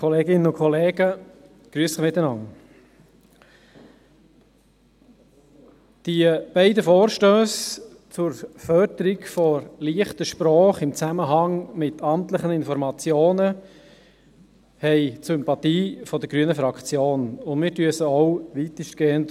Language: Swiss German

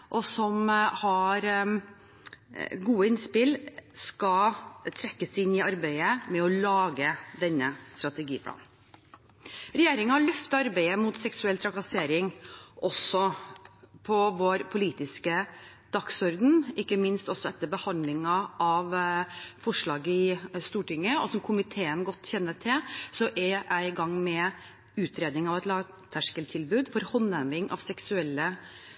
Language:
Norwegian Bokmål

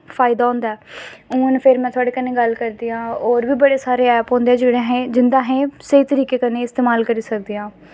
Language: Dogri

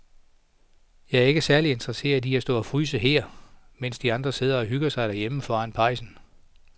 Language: Danish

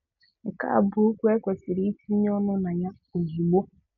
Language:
Igbo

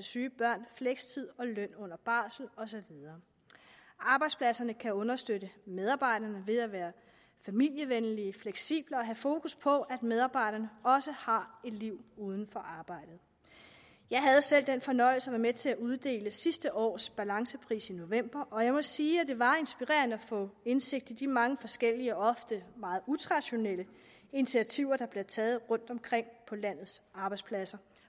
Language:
Danish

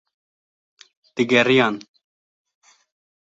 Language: Kurdish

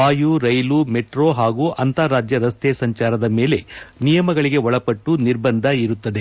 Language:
Kannada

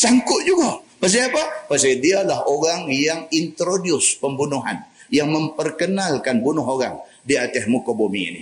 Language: Malay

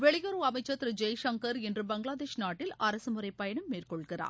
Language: Tamil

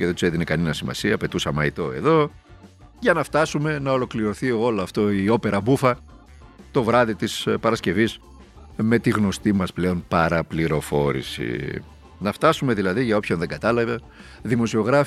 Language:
Greek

